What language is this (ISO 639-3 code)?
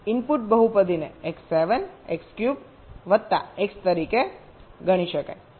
guj